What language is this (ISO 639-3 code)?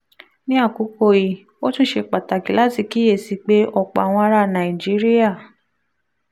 yor